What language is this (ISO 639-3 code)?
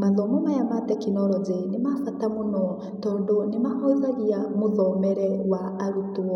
kik